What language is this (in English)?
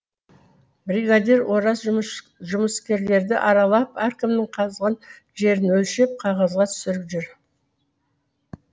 Kazakh